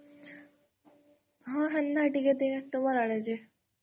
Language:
Odia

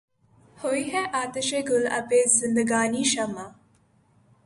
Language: Urdu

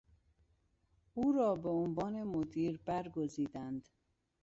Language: Persian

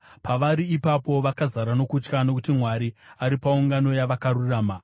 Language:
Shona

